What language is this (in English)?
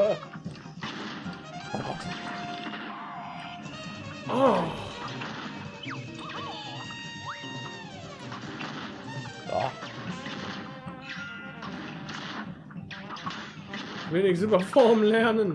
German